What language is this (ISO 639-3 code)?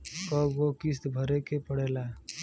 bho